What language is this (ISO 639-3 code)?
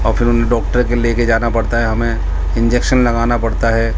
urd